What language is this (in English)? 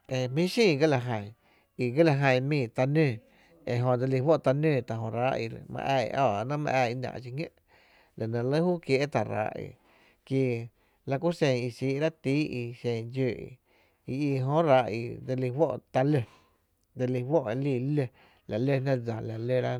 Tepinapa Chinantec